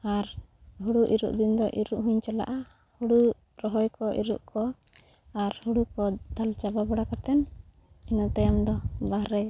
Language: Santali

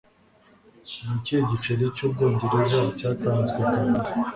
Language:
Kinyarwanda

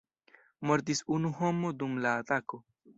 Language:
Esperanto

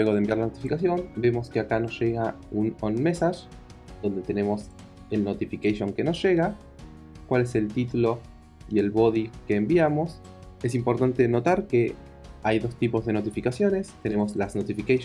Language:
Spanish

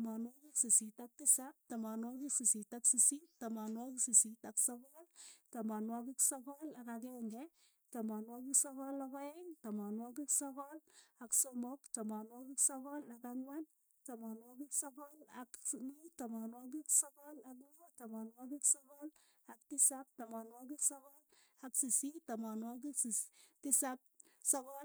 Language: Keiyo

